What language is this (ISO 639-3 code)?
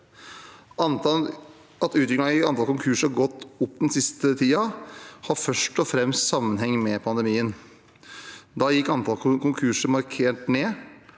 nor